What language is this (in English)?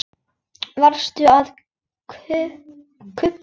Icelandic